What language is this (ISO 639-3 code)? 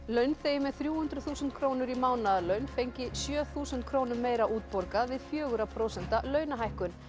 isl